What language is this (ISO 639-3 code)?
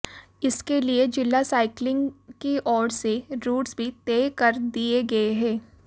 hin